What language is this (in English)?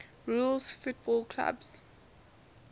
English